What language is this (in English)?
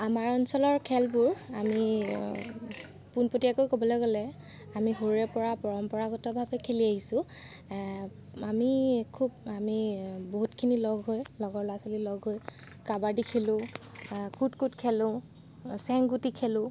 Assamese